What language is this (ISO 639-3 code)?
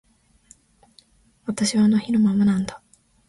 jpn